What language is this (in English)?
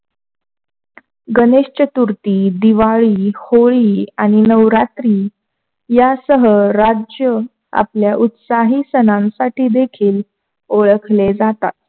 Marathi